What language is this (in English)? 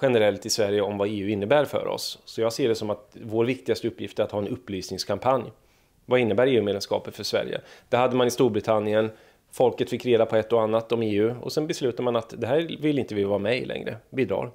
Swedish